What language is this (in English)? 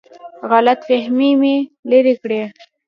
Pashto